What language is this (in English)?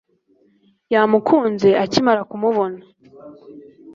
Kinyarwanda